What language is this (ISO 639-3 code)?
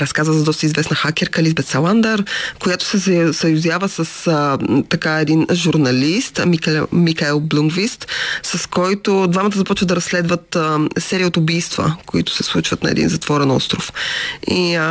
bul